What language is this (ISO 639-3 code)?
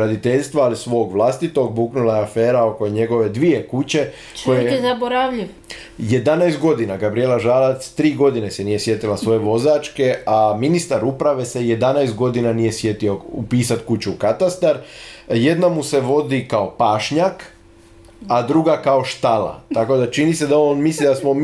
hrv